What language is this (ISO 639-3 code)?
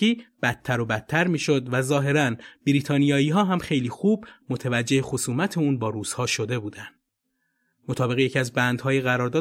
fas